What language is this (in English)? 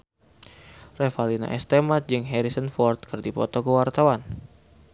Sundanese